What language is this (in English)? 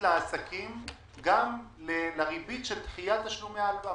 Hebrew